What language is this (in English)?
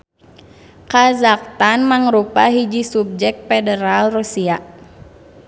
Sundanese